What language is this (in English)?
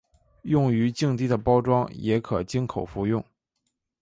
Chinese